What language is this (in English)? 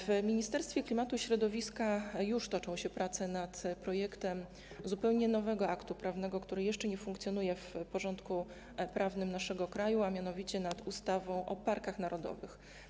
Polish